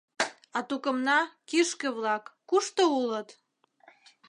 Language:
Mari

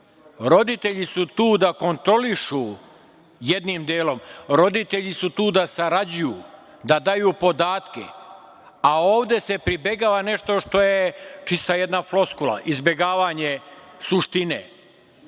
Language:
Serbian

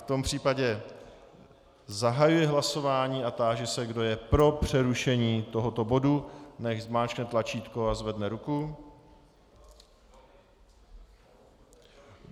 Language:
Czech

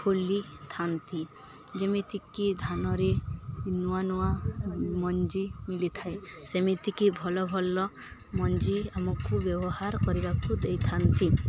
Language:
Odia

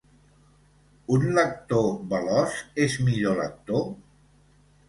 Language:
Catalan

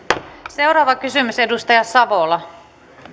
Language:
Finnish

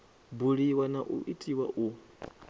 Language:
Venda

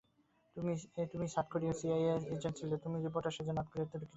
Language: Bangla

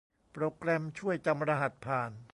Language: Thai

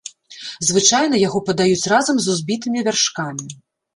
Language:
Belarusian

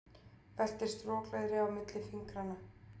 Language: Icelandic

